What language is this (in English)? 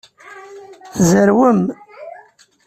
Kabyle